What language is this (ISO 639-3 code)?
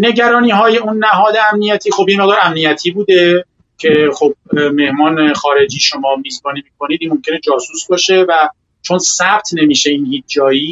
fas